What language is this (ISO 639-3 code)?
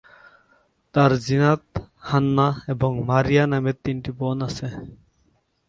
ben